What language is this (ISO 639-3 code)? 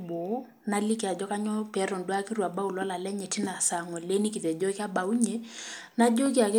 mas